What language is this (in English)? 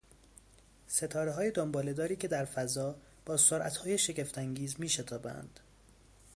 Persian